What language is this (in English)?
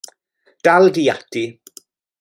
Welsh